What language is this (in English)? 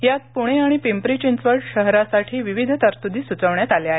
Marathi